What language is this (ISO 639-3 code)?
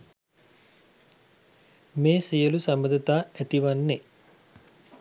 sin